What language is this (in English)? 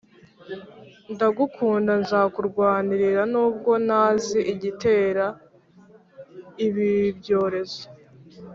Kinyarwanda